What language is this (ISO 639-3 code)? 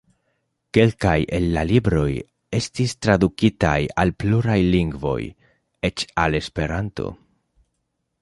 epo